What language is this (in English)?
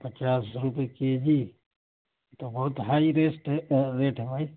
Urdu